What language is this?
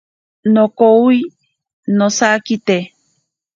Ashéninka Perené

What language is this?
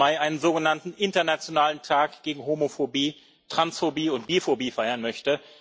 German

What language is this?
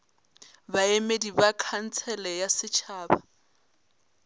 Northern Sotho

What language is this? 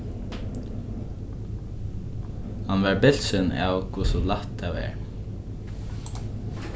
Faroese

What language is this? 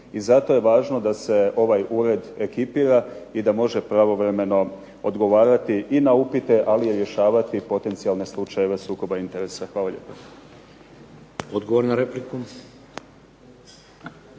Croatian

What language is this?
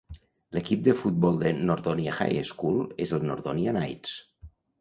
Catalan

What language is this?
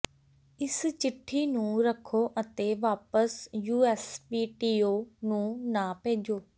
Punjabi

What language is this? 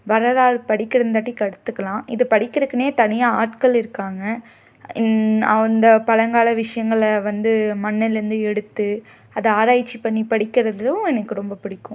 Tamil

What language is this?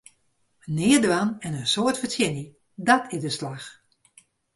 Western Frisian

